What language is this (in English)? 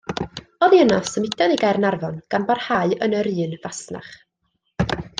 Welsh